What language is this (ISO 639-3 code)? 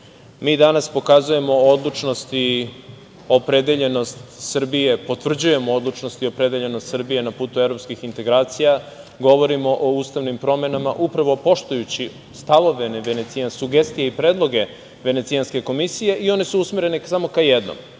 srp